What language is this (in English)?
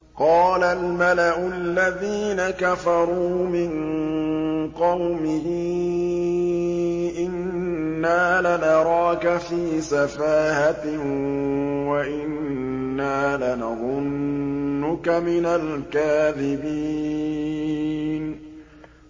Arabic